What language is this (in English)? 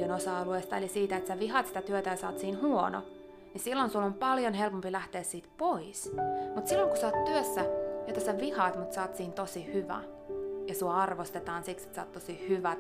Finnish